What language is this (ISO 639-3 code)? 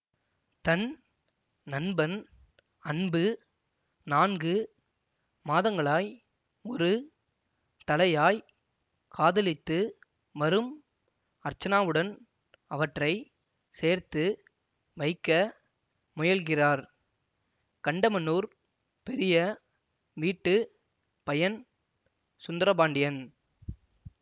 tam